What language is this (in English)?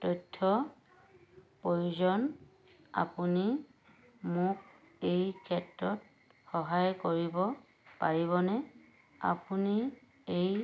Assamese